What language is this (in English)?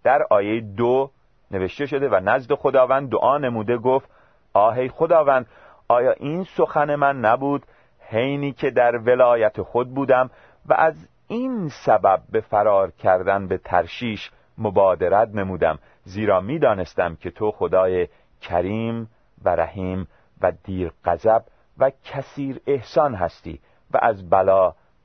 Persian